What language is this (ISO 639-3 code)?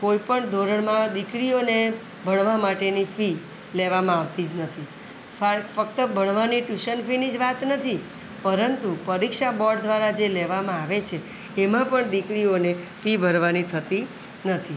guj